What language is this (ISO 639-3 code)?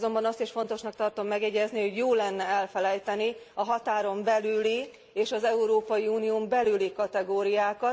hun